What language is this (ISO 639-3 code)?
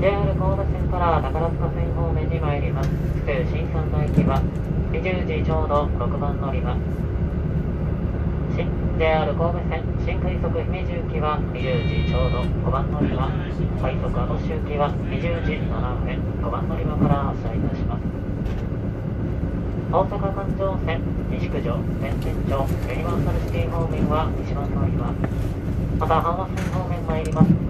jpn